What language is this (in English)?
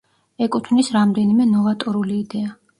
Georgian